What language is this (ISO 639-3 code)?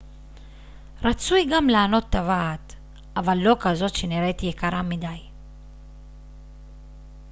heb